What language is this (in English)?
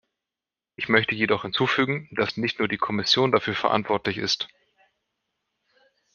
German